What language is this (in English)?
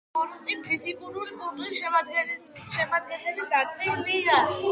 Georgian